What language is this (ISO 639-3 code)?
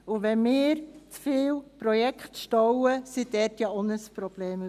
gsw